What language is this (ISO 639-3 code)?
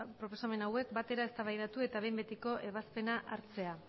eus